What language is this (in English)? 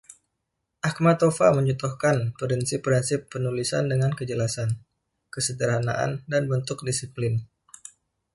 Indonesian